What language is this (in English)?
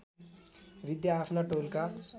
Nepali